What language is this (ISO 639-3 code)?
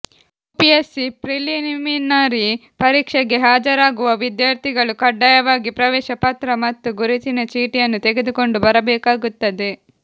kan